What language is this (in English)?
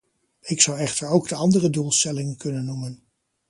Dutch